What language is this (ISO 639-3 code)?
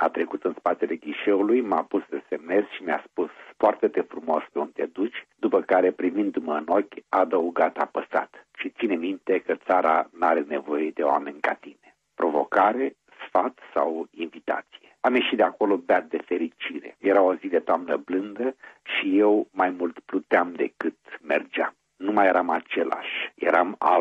ron